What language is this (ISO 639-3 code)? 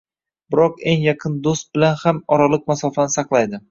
uzb